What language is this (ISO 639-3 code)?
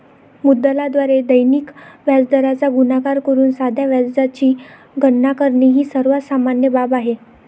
mar